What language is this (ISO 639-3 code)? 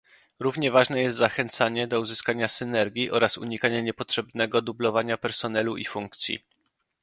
pol